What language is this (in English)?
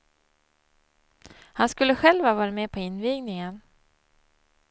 Swedish